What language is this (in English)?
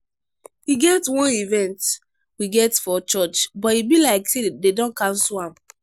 Nigerian Pidgin